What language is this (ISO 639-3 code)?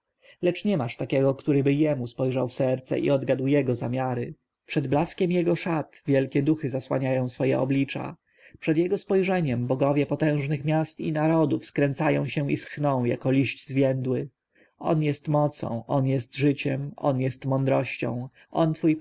pol